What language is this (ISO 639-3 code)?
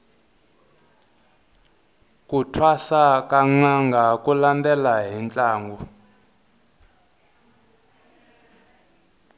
tso